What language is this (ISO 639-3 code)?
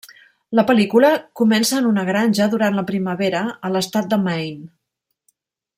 cat